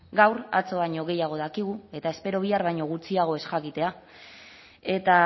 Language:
Basque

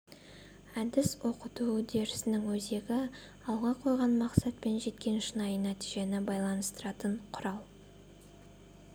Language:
Kazakh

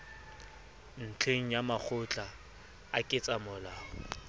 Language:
Southern Sotho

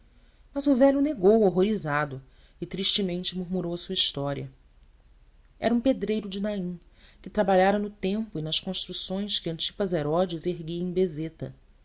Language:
Portuguese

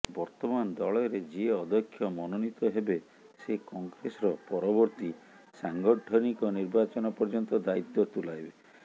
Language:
Odia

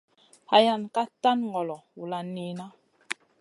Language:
Masana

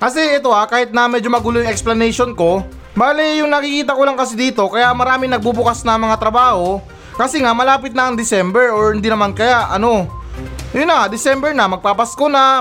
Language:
Filipino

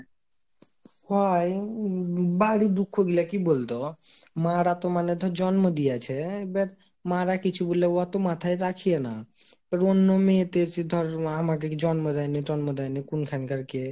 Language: Bangla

